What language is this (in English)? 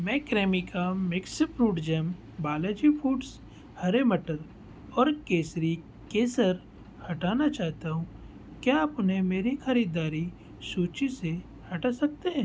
Hindi